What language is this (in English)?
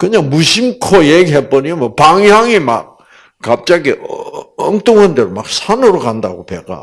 Korean